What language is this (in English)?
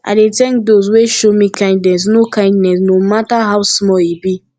Nigerian Pidgin